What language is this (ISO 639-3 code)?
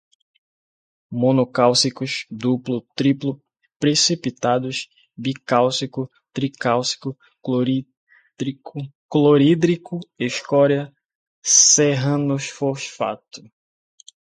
por